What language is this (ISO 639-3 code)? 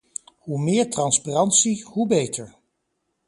nld